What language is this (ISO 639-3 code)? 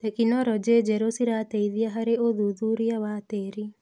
kik